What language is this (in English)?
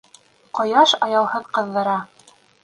Bashkir